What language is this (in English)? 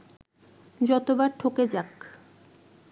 Bangla